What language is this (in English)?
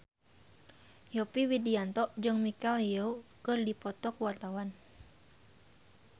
Sundanese